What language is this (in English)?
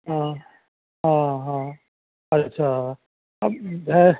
Maithili